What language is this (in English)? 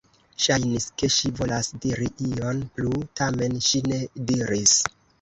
Esperanto